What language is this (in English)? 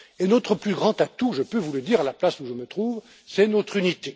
French